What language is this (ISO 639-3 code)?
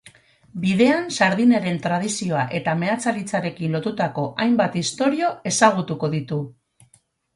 eus